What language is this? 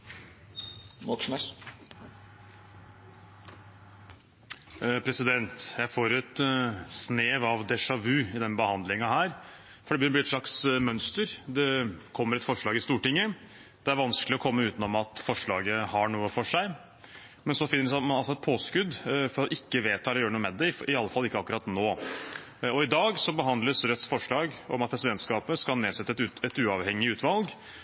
Norwegian Bokmål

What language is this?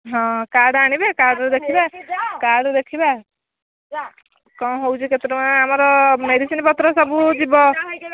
Odia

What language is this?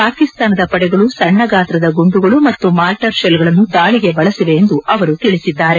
Kannada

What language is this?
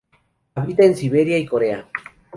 Spanish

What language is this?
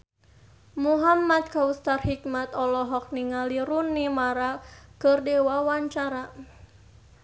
Sundanese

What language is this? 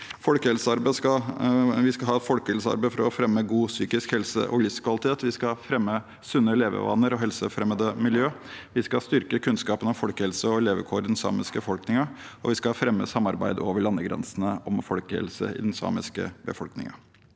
Norwegian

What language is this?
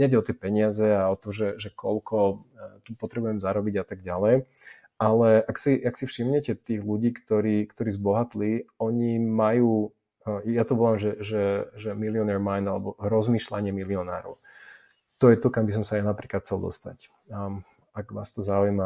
Slovak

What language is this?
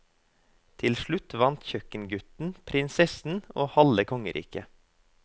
Norwegian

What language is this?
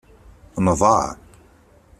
Kabyle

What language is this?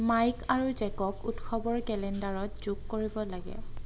Assamese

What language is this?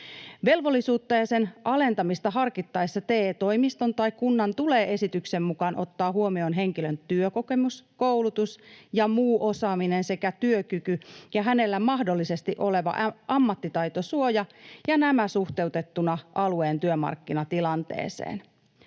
Finnish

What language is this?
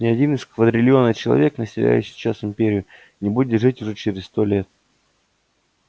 Russian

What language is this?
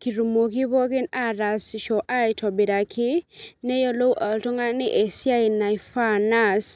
Masai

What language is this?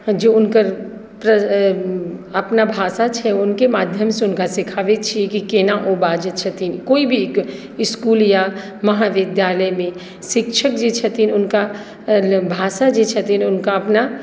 Maithili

